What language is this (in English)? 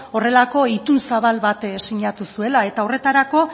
Basque